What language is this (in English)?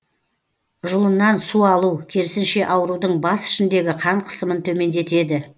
Kazakh